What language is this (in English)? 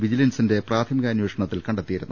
Malayalam